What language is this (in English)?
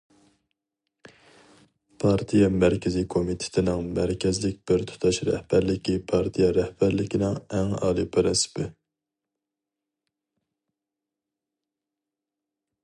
Uyghur